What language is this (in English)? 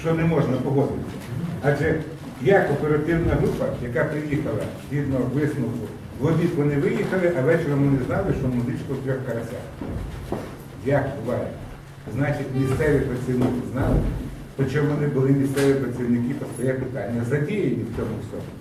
Ukrainian